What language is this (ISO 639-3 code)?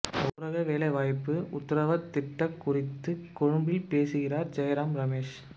tam